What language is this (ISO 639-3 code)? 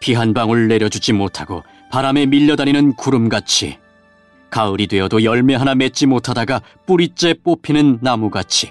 kor